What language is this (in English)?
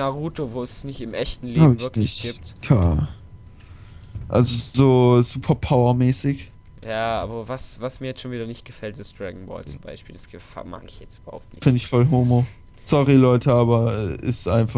German